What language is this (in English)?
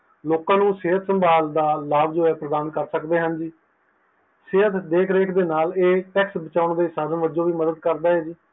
Punjabi